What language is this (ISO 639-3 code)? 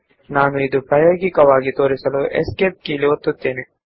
kan